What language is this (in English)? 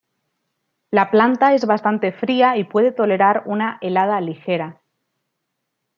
Spanish